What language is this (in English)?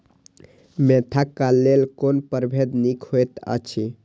Maithili